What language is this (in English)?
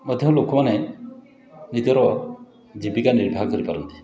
Odia